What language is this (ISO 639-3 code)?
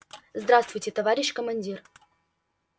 rus